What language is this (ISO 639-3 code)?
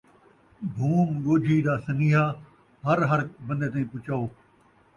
skr